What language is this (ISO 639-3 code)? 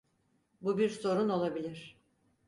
tur